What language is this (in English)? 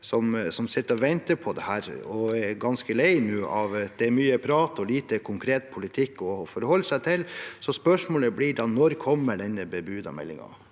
Norwegian